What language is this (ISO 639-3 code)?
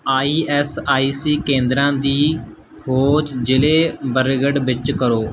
pan